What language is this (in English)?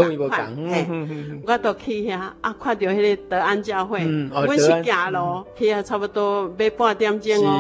Chinese